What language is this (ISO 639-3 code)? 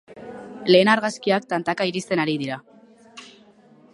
eus